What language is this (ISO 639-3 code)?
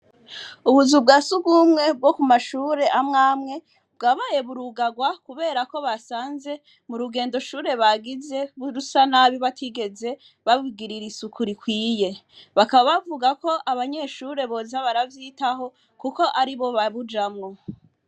run